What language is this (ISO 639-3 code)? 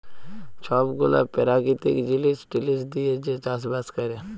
ben